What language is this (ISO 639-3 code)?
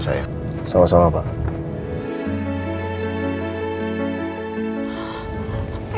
ind